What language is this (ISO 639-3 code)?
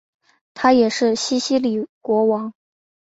zho